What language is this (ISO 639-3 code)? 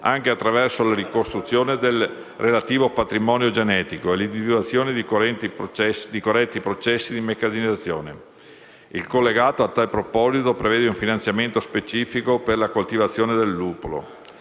ita